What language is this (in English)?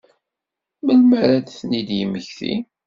Kabyle